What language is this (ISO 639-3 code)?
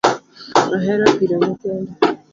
luo